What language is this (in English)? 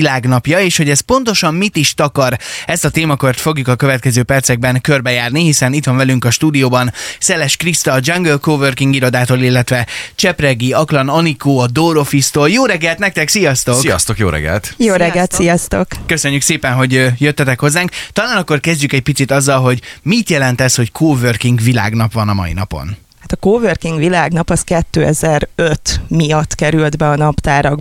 Hungarian